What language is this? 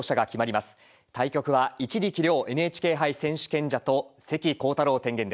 Japanese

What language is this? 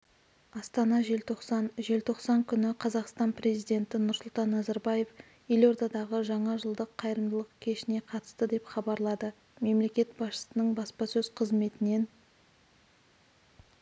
Kazakh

